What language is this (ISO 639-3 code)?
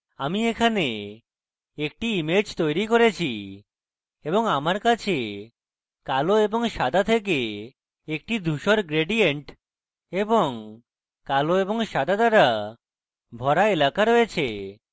ben